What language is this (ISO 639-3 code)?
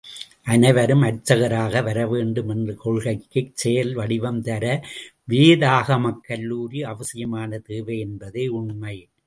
tam